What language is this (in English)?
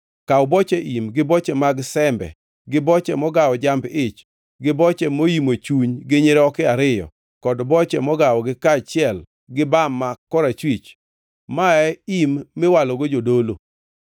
Luo (Kenya and Tanzania)